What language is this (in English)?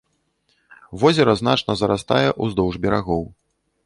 Belarusian